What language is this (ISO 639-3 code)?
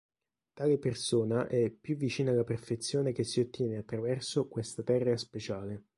ita